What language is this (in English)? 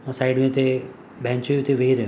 Sindhi